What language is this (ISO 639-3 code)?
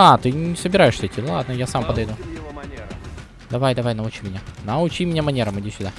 rus